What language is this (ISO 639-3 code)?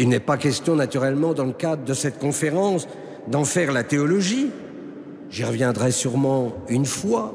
fra